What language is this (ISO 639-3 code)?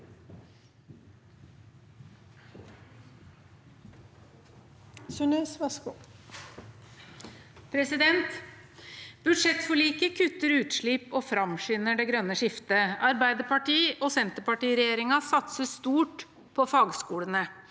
nor